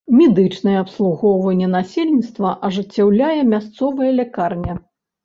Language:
Belarusian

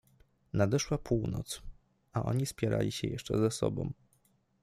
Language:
Polish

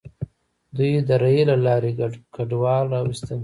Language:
Pashto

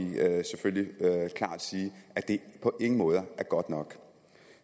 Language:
Danish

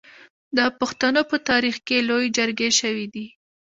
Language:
Pashto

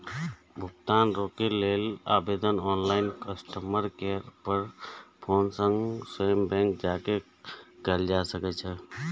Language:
Maithili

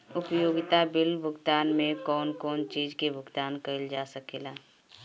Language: Bhojpuri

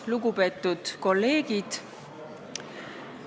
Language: Estonian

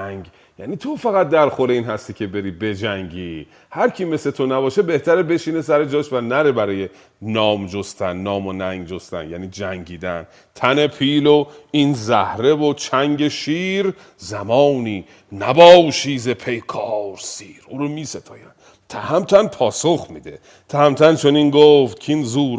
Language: Persian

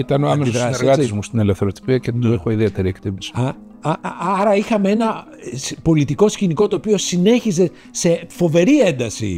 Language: Greek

